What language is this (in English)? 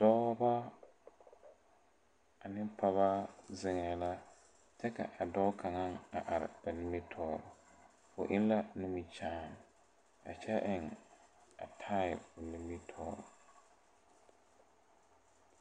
Southern Dagaare